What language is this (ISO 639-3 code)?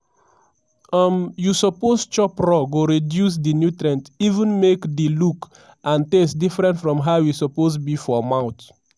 pcm